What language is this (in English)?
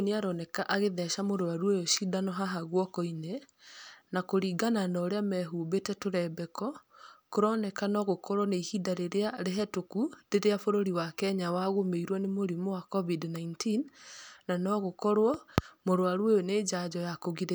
Kikuyu